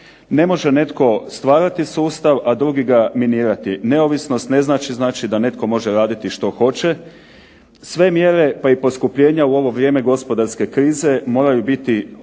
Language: Croatian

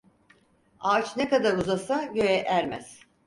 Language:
Turkish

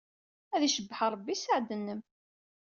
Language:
Kabyle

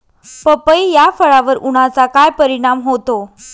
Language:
Marathi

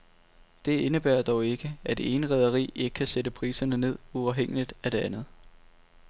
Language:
Danish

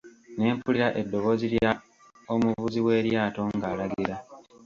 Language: Ganda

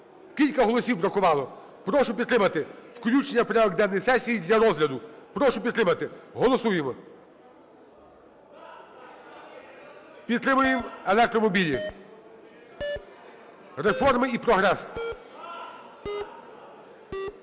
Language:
Ukrainian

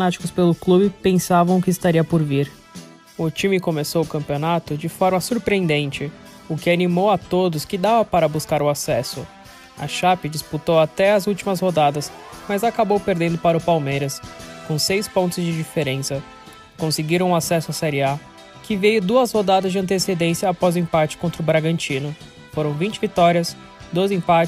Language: Portuguese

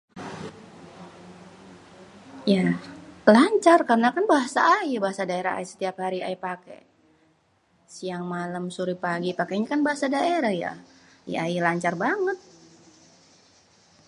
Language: Betawi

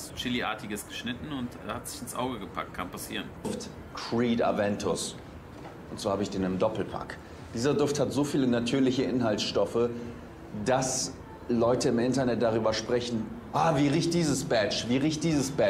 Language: German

